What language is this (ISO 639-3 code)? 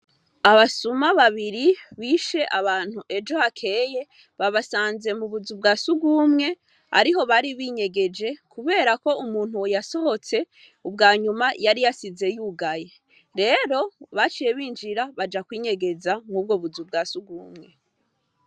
run